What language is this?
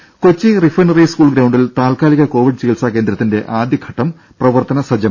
Malayalam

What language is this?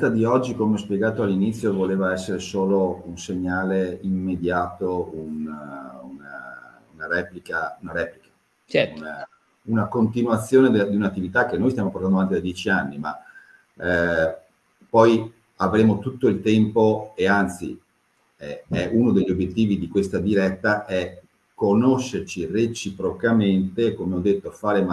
Italian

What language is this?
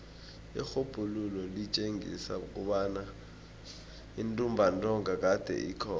South Ndebele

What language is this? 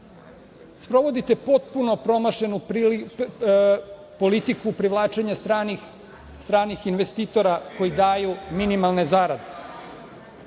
Serbian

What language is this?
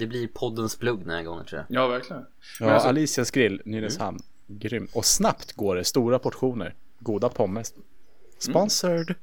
Swedish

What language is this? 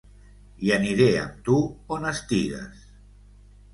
Catalan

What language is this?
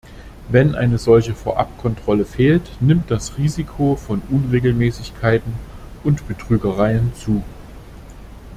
German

